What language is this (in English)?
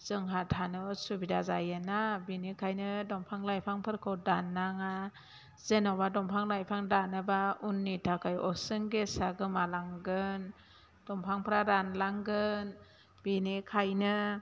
Bodo